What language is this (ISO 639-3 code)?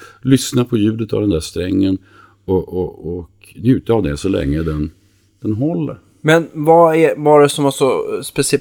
swe